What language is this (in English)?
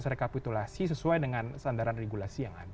Indonesian